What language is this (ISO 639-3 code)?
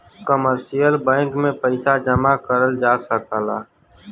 bho